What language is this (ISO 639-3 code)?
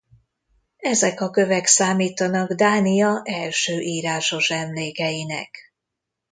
hun